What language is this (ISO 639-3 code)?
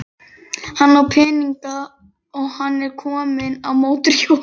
isl